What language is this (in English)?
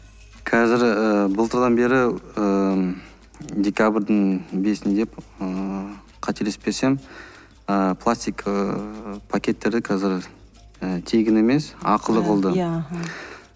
Kazakh